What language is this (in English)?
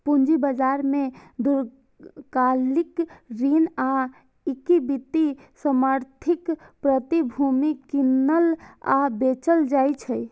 Maithili